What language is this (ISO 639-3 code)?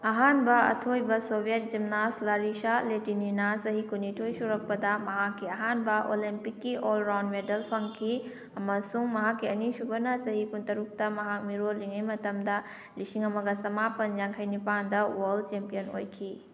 mni